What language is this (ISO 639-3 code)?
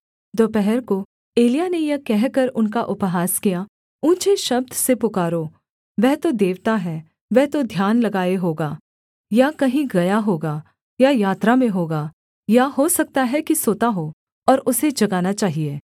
hin